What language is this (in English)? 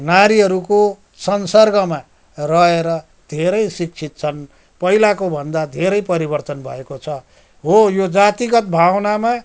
Nepali